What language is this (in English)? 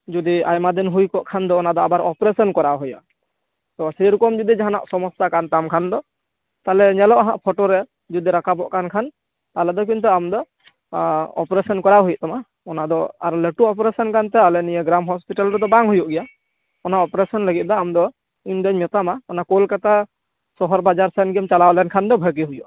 Santali